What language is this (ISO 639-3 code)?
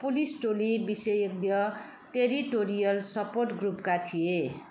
nep